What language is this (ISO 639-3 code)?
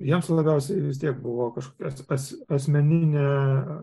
lit